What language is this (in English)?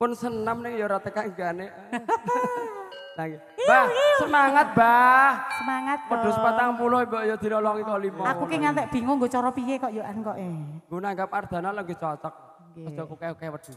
Indonesian